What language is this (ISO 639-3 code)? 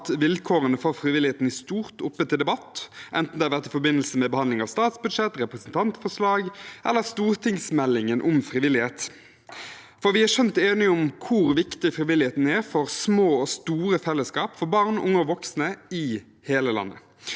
nor